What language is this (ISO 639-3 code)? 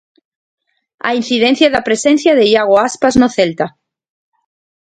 glg